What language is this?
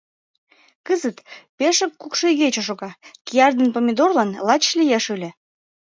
Mari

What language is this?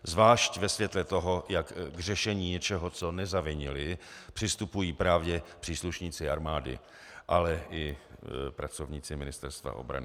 Czech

